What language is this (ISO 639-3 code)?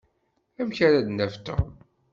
kab